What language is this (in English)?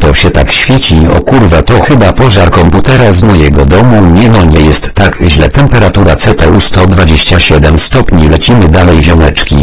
Polish